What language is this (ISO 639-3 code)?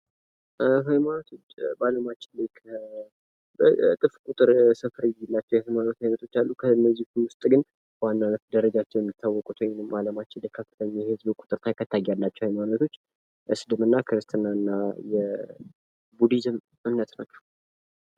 amh